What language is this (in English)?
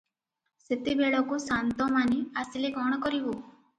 Odia